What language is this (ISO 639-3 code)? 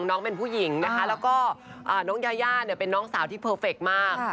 tha